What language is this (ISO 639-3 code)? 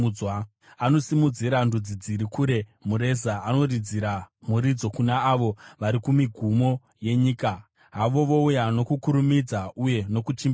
sna